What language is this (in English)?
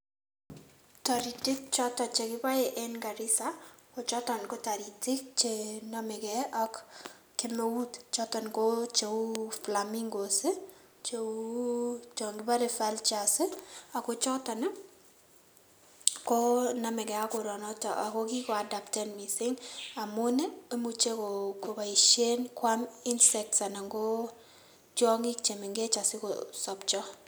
Kalenjin